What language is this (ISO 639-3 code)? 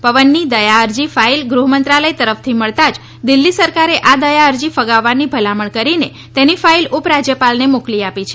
guj